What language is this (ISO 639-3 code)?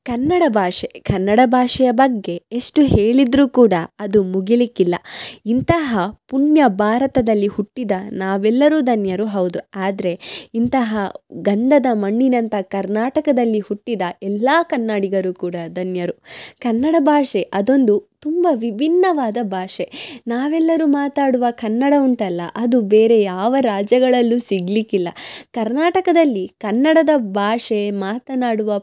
kan